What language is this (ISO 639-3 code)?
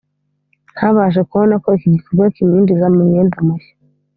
kin